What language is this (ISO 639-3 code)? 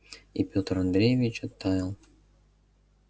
rus